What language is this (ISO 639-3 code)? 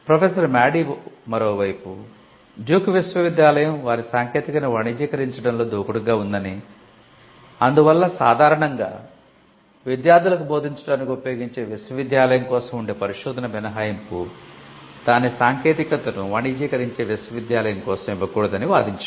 tel